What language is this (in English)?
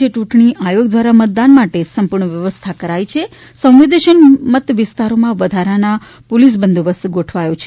Gujarati